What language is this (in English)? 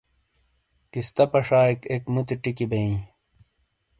Shina